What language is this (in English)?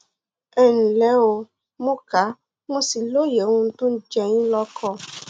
Yoruba